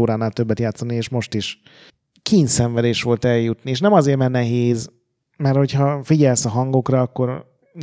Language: Hungarian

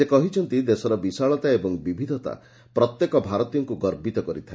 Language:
Odia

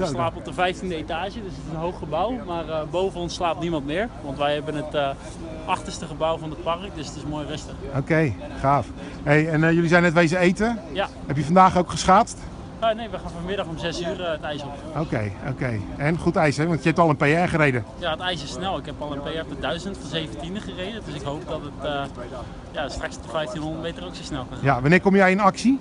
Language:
Dutch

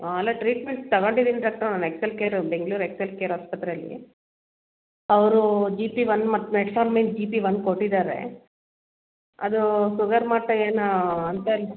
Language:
Kannada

